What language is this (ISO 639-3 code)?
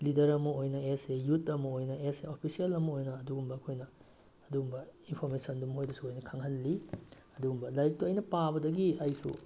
mni